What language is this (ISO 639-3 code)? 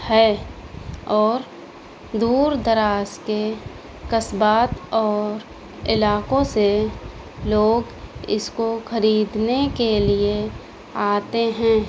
urd